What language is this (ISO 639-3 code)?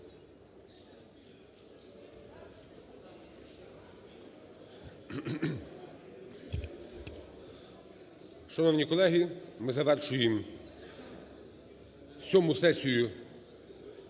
ukr